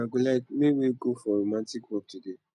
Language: Nigerian Pidgin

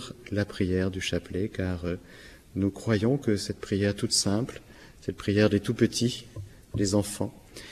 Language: French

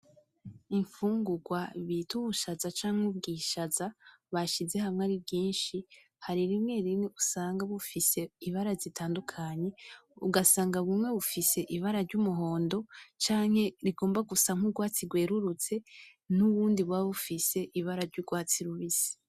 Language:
Rundi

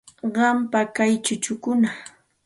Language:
Santa Ana de Tusi Pasco Quechua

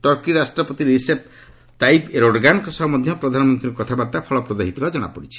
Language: Odia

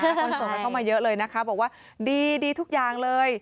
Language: Thai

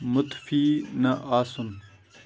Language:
Kashmiri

